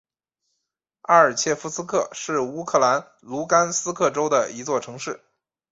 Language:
Chinese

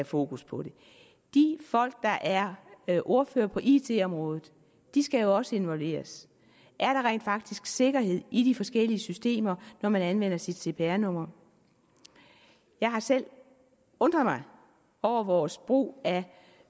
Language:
Danish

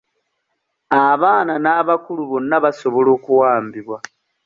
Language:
Ganda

